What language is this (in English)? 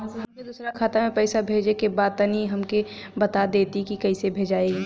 Bhojpuri